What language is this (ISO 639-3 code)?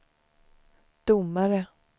swe